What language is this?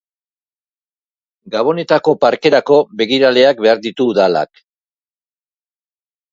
Basque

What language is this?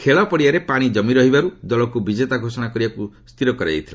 Odia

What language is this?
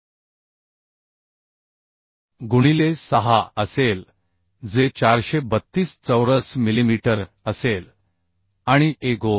Marathi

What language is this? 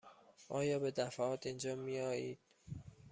Persian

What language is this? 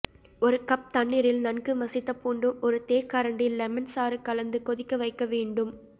Tamil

